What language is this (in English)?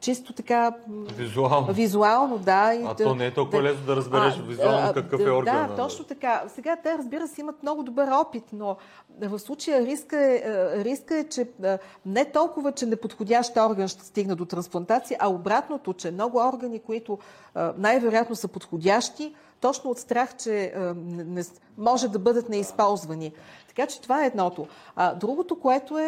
Bulgarian